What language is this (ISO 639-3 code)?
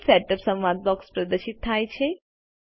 guj